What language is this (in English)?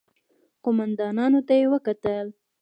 Pashto